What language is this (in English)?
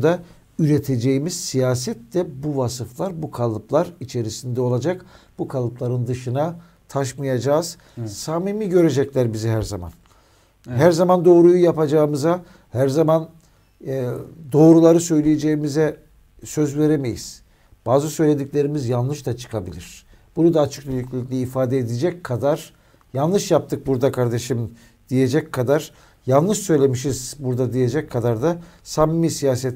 Turkish